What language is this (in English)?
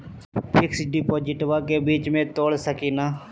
Magahi